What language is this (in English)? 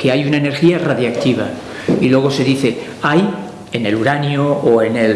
Spanish